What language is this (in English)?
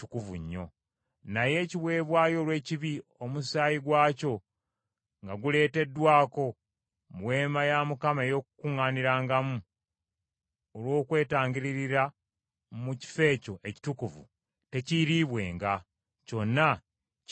Ganda